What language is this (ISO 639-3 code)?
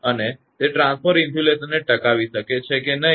guj